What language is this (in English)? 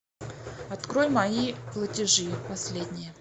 Russian